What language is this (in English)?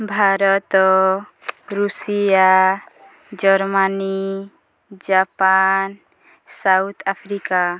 Odia